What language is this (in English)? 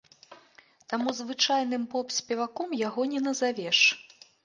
Belarusian